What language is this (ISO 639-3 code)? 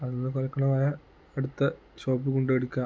mal